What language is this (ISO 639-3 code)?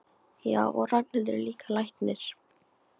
isl